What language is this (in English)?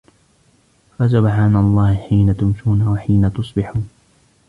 Arabic